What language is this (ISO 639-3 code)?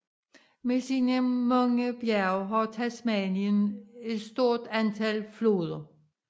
dan